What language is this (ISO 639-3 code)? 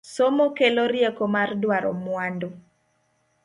luo